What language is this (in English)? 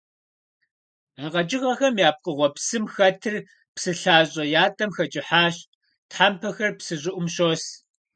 Kabardian